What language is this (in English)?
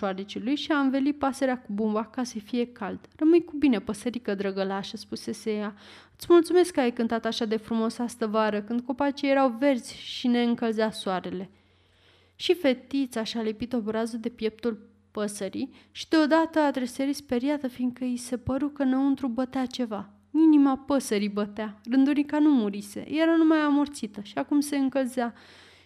Romanian